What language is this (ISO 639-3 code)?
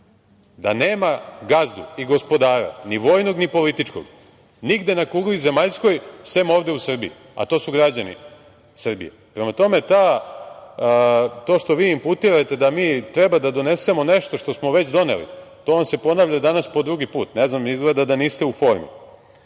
srp